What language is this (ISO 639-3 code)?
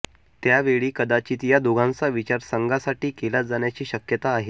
mar